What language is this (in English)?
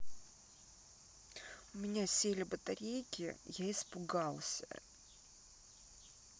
Russian